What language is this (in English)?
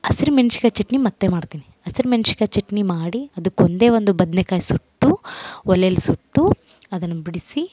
Kannada